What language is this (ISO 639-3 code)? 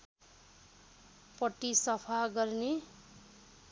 nep